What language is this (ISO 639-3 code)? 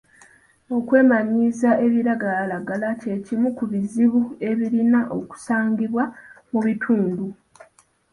lug